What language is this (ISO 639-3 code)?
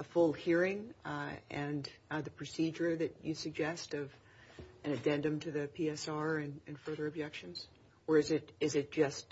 eng